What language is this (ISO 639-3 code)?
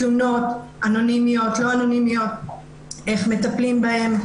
heb